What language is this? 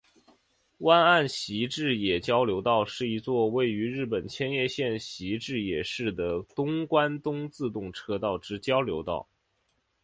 Chinese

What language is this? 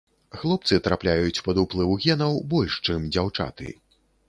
Belarusian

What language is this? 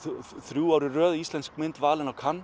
Icelandic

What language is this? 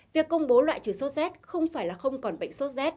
Vietnamese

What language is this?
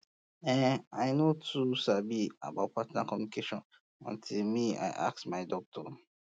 Nigerian Pidgin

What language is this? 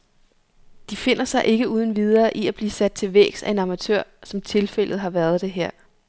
Danish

